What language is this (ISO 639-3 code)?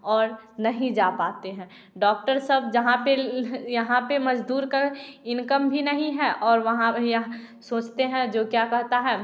hin